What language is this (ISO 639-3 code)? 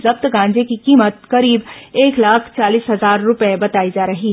hin